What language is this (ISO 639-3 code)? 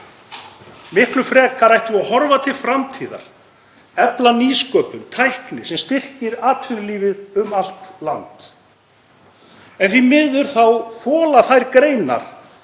isl